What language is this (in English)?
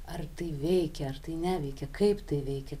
Lithuanian